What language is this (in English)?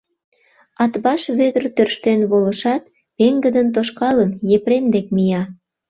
Mari